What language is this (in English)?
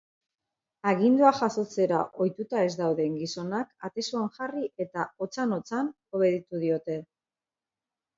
Basque